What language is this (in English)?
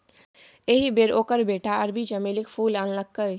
Maithili